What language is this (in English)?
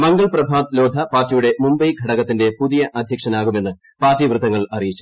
Malayalam